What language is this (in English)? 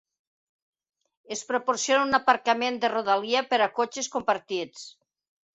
Catalan